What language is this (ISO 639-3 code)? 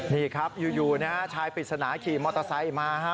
tha